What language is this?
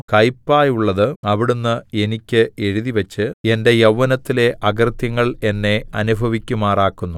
Malayalam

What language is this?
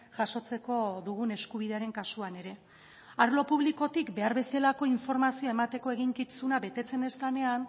Basque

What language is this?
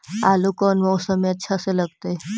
Magahi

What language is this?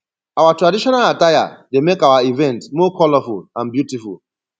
Nigerian Pidgin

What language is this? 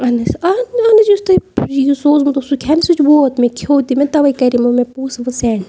Kashmiri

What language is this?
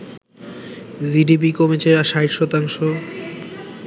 Bangla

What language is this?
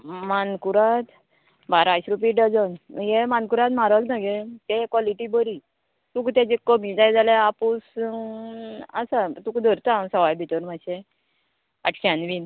Konkani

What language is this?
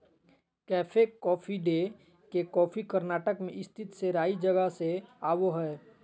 Magahi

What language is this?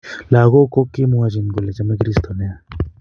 Kalenjin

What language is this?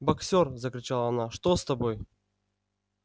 Russian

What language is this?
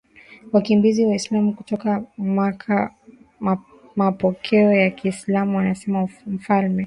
Swahili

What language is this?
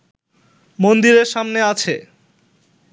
Bangla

